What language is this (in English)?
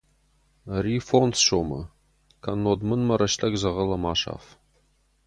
Ossetic